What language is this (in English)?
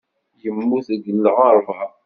Kabyle